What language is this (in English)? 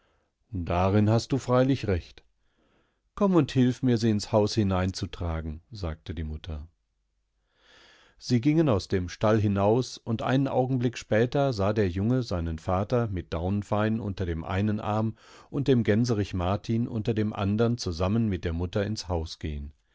German